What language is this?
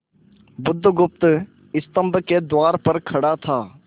Hindi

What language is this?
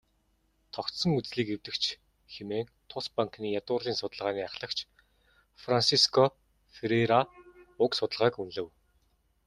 Mongolian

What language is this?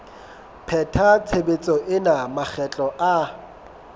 Southern Sotho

